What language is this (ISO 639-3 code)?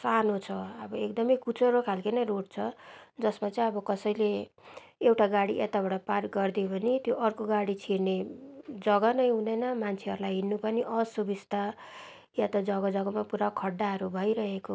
nep